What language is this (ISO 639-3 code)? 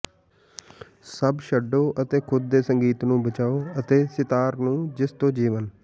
pan